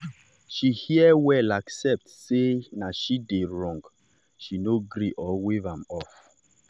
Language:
Nigerian Pidgin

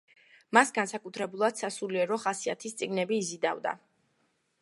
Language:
Georgian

